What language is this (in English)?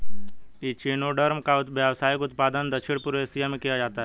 Hindi